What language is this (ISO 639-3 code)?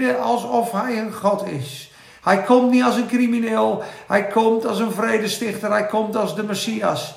nld